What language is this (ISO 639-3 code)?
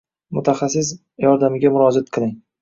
uzb